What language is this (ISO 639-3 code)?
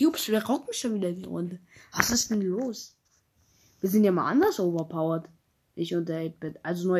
deu